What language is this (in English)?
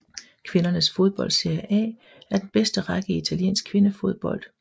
Danish